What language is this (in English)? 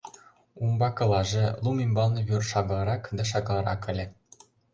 Mari